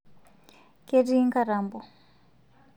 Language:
Masai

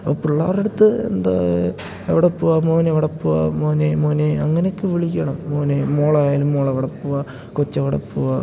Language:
Malayalam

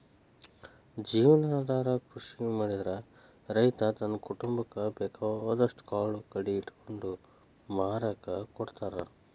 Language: Kannada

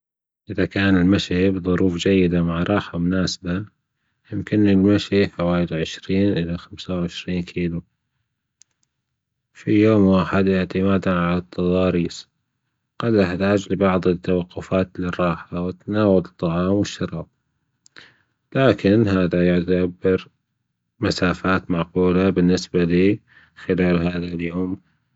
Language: Gulf Arabic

